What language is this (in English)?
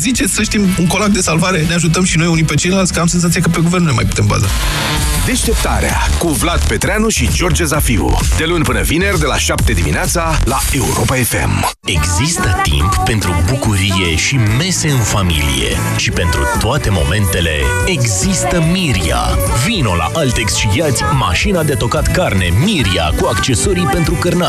Romanian